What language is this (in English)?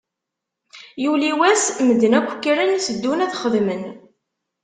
Kabyle